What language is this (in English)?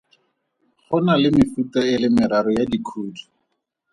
Tswana